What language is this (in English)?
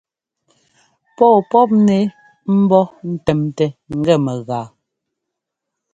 Ngomba